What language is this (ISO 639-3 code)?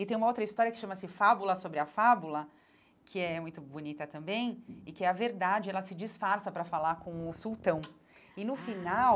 por